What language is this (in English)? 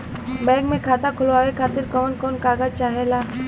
Bhojpuri